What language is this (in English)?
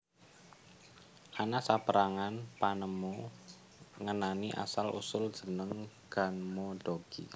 Javanese